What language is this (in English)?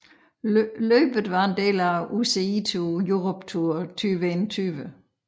Danish